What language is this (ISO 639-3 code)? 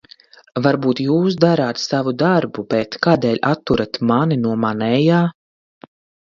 lav